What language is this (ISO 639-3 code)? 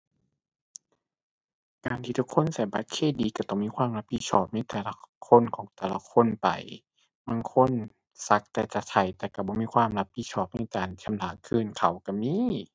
tha